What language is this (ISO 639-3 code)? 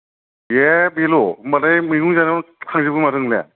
brx